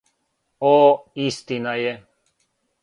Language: Serbian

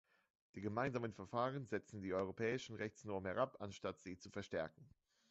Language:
German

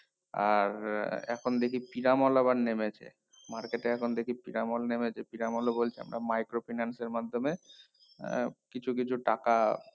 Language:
Bangla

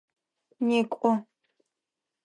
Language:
Adyghe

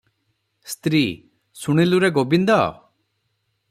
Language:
Odia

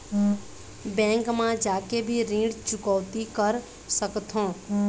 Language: Chhattisgarhi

